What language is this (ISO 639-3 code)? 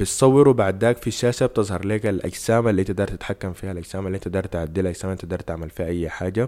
ara